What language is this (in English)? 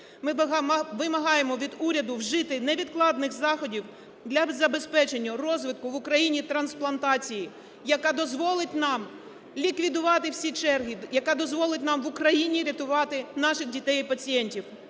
Ukrainian